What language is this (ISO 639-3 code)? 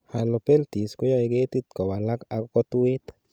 kln